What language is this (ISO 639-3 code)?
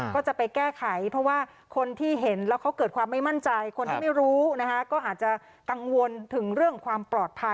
tha